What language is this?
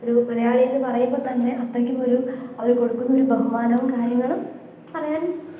Malayalam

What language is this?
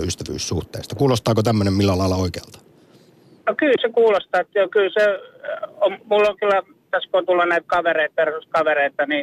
Finnish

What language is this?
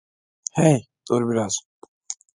Turkish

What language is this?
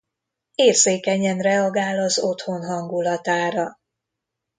Hungarian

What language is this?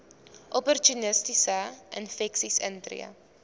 Afrikaans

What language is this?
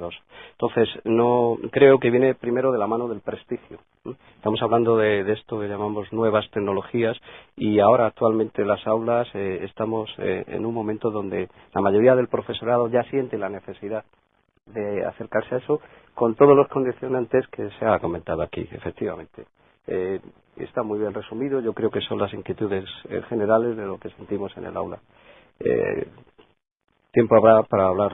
Spanish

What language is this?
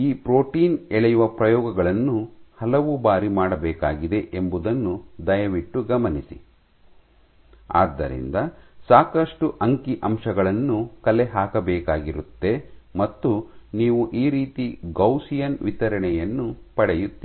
Kannada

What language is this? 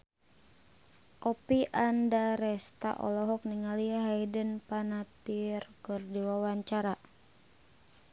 Sundanese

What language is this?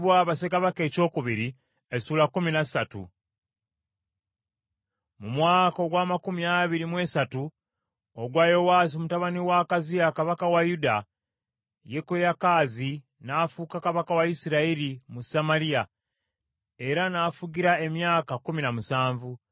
Ganda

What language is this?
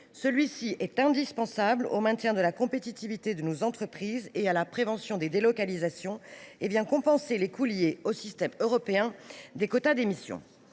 French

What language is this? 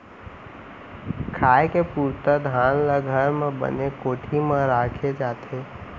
Chhattisgarhi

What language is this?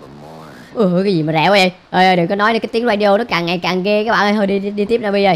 Vietnamese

